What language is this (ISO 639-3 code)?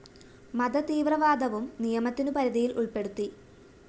mal